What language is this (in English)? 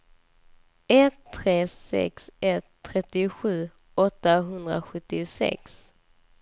Swedish